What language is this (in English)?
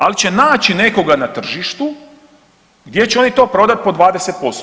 Croatian